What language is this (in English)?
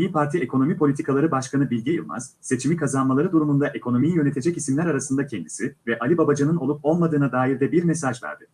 Turkish